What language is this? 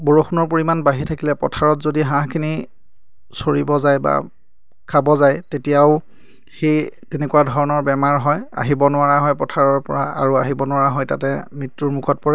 Assamese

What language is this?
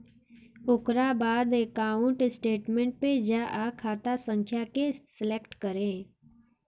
Bhojpuri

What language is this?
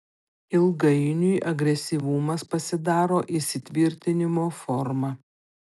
Lithuanian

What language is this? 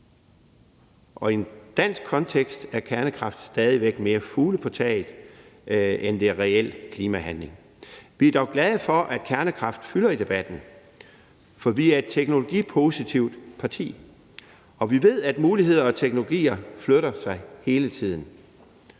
Danish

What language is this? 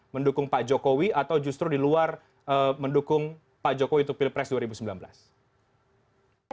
Indonesian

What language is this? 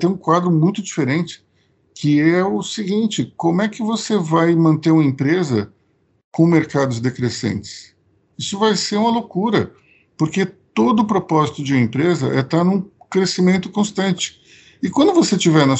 Portuguese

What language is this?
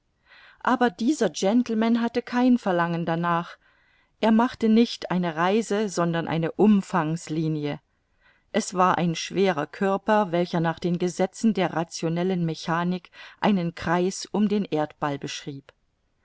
German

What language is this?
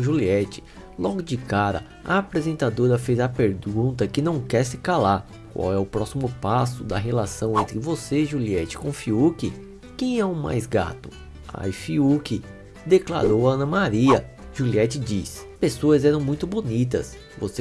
Portuguese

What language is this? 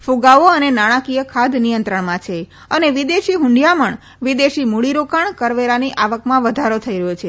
Gujarati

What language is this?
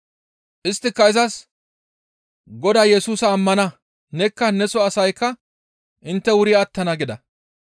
Gamo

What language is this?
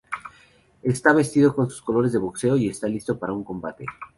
Spanish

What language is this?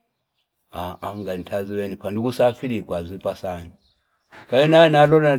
Fipa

